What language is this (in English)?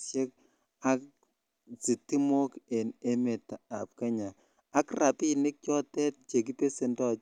Kalenjin